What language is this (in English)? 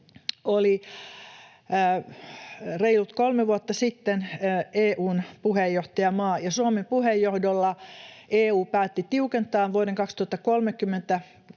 Finnish